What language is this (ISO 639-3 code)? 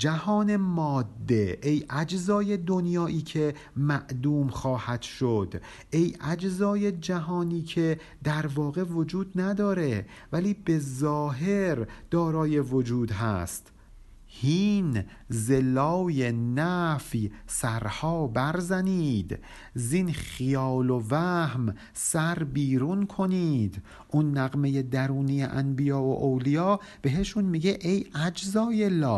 fas